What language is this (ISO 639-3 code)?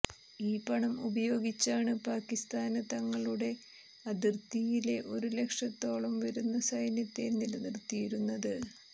mal